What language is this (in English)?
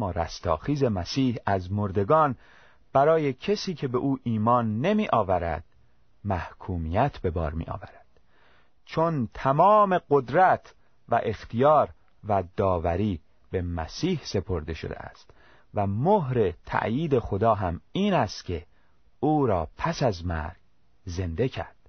Persian